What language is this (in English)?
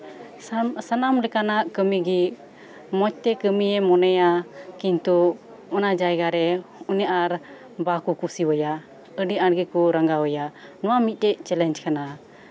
Santali